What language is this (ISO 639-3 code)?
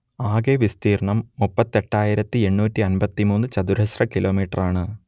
mal